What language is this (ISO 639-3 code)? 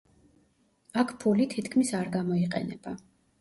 kat